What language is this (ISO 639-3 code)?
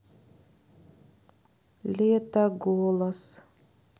rus